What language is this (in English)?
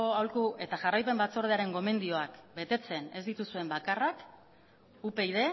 Basque